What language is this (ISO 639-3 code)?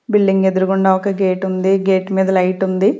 tel